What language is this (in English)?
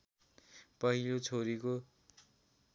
Nepali